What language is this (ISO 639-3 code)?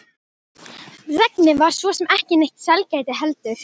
isl